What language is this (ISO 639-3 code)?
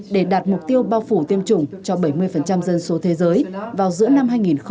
vie